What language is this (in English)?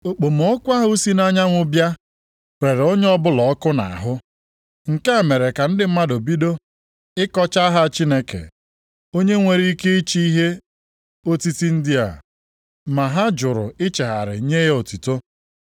Igbo